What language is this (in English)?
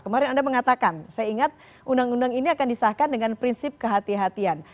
Indonesian